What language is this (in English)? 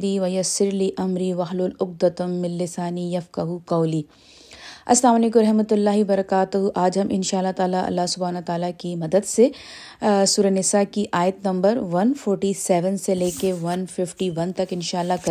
Urdu